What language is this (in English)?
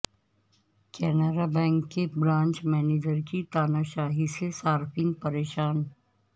Urdu